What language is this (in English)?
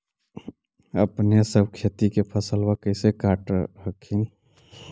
Magahi